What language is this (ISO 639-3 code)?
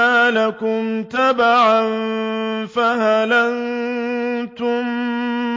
ara